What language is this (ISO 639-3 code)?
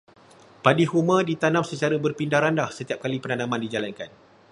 msa